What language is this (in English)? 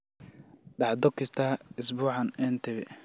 Somali